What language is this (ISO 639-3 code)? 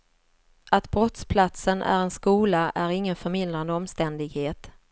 swe